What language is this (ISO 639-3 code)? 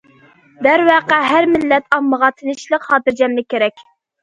uig